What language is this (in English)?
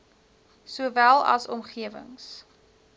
Afrikaans